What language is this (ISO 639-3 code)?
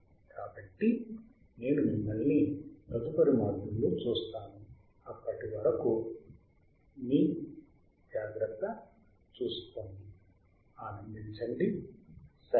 tel